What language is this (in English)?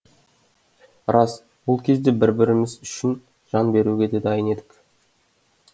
Kazakh